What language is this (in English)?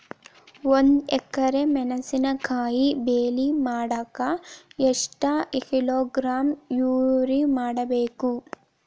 Kannada